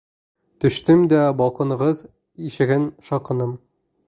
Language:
Bashkir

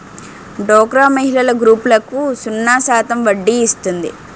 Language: Telugu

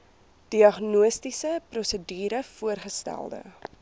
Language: Afrikaans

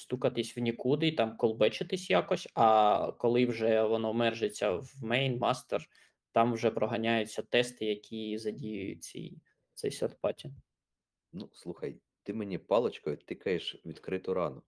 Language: Ukrainian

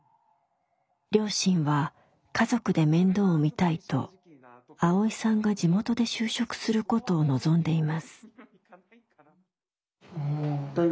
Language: Japanese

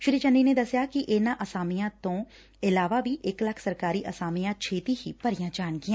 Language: Punjabi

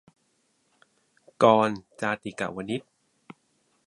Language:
Thai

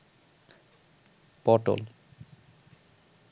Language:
Bangla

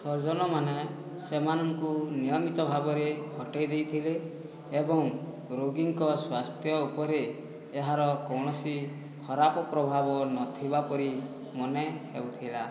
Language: Odia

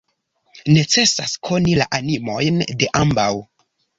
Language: Esperanto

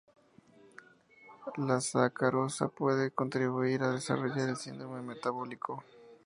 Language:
Spanish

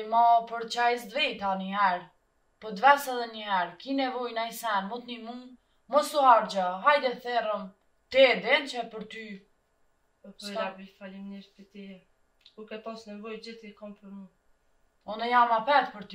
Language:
Romanian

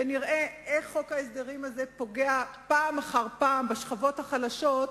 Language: Hebrew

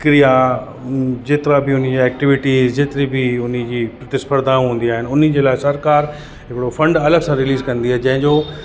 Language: Sindhi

